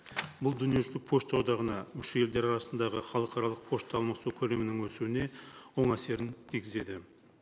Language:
Kazakh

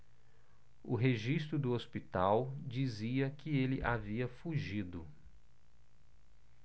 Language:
Portuguese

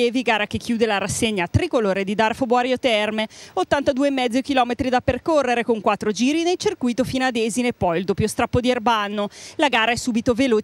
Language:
Italian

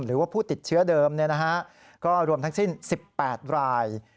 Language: Thai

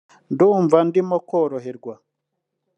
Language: Kinyarwanda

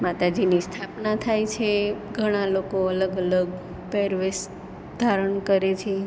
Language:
Gujarati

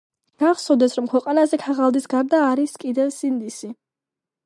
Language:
Georgian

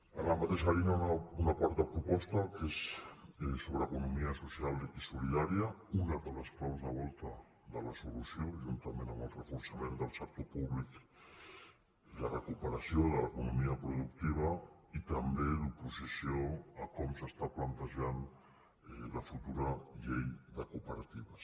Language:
Catalan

